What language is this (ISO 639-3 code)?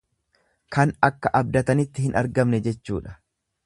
orm